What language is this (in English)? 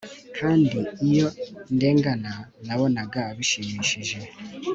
Kinyarwanda